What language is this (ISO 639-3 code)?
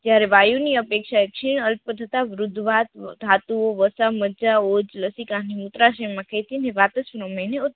guj